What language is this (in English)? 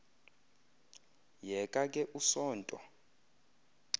Xhosa